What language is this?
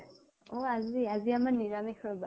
Assamese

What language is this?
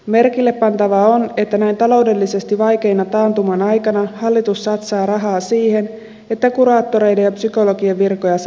Finnish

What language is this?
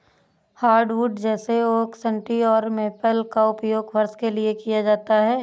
Hindi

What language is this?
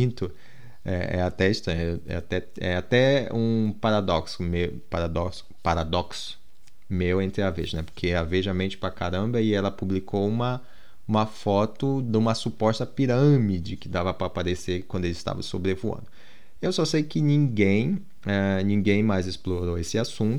Portuguese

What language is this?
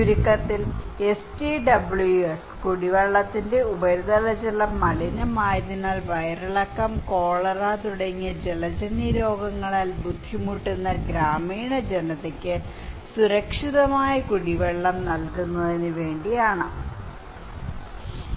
Malayalam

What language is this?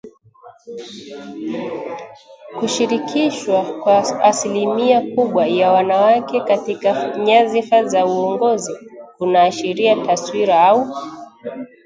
Swahili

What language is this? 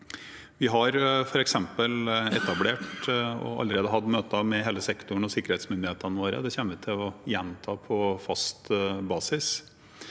Norwegian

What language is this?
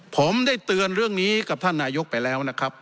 Thai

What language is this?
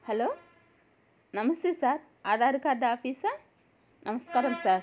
Telugu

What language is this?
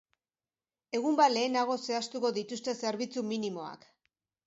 Basque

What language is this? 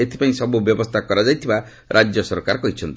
Odia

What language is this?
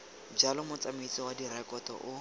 Tswana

